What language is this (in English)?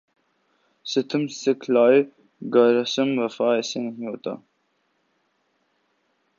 Urdu